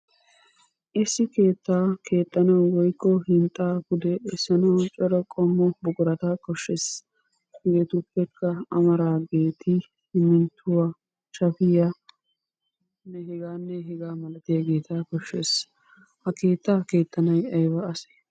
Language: Wolaytta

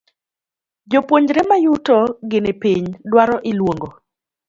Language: Luo (Kenya and Tanzania)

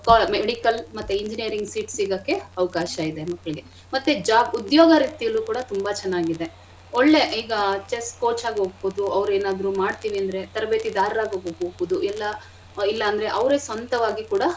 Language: Kannada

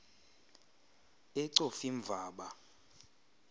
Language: Xhosa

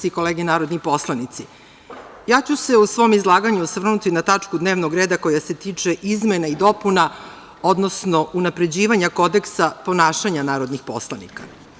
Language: Serbian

